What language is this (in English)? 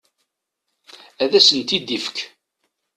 Kabyle